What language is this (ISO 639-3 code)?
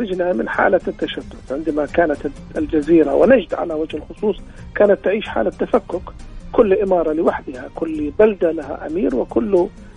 ara